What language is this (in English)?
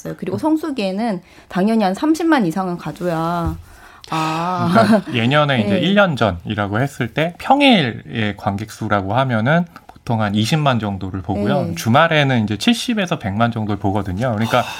Korean